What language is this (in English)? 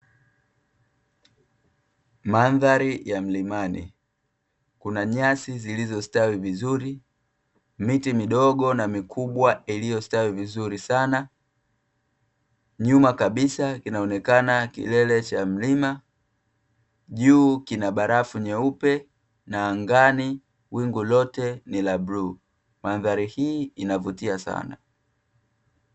Swahili